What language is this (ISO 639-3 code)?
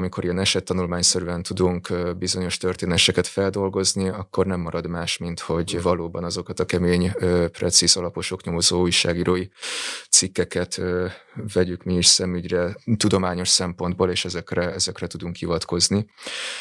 hun